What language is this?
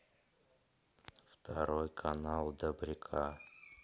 Russian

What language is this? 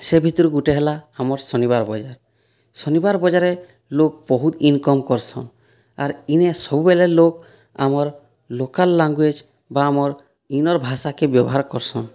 Odia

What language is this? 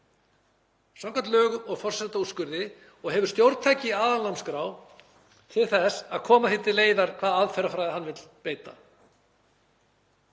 Icelandic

